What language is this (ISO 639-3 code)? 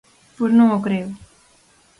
glg